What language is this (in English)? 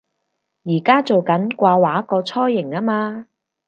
Cantonese